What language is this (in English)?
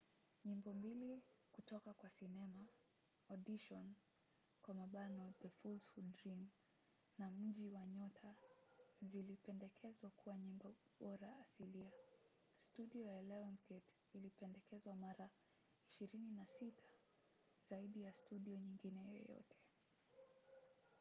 Swahili